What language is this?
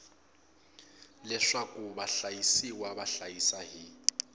Tsonga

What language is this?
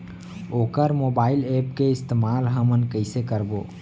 Chhattisgarhi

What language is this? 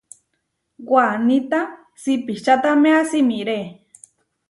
Huarijio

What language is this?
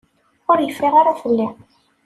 Kabyle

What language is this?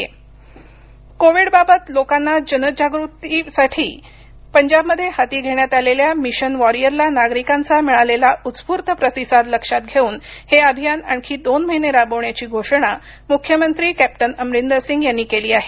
Marathi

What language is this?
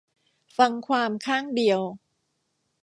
Thai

